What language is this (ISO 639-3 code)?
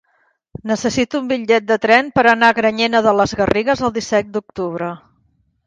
cat